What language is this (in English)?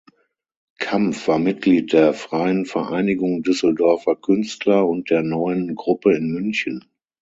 German